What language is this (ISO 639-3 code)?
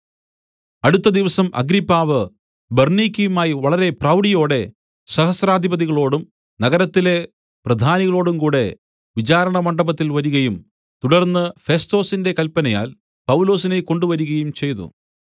mal